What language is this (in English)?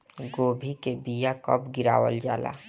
Bhojpuri